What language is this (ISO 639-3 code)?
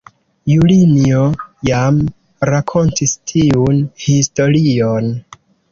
epo